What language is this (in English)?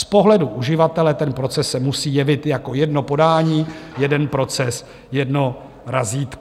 Czech